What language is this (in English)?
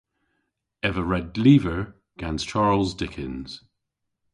Cornish